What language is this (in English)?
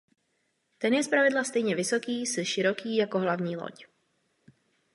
Czech